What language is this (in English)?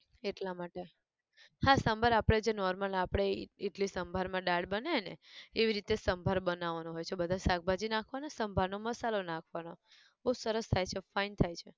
Gujarati